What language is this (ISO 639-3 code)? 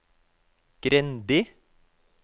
nor